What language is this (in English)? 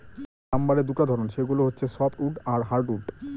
Bangla